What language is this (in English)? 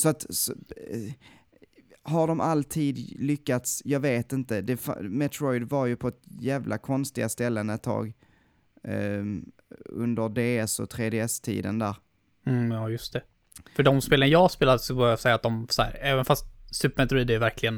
Swedish